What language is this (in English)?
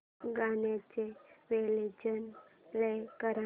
Marathi